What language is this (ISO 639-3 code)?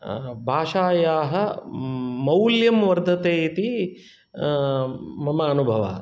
san